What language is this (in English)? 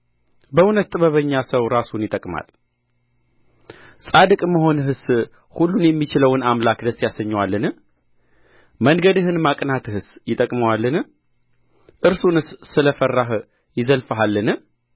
Amharic